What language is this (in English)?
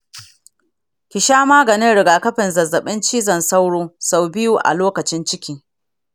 Hausa